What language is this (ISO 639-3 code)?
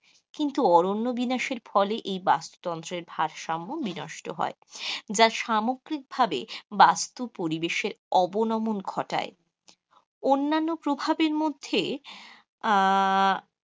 ben